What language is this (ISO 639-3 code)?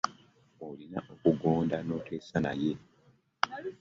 lug